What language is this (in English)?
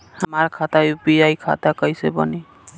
Bhojpuri